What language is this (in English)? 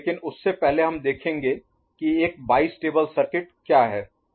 Hindi